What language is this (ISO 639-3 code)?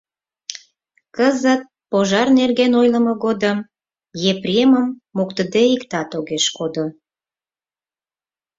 chm